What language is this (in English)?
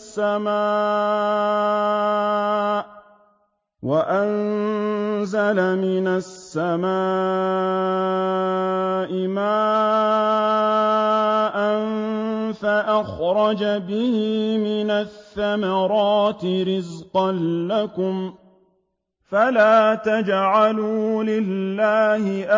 Arabic